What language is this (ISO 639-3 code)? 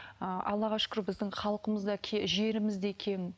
kaz